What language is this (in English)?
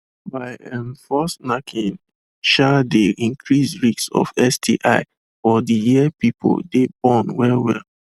Nigerian Pidgin